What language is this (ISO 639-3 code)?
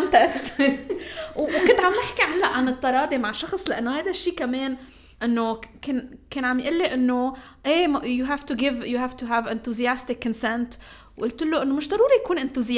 ara